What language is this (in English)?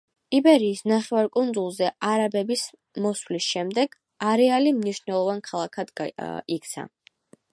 Georgian